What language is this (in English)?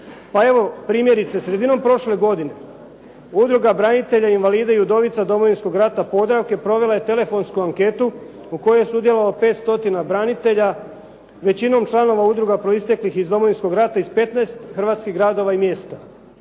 Croatian